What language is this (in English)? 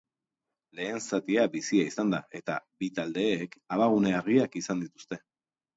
Basque